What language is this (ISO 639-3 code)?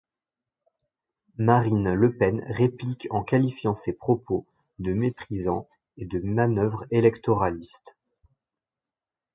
fra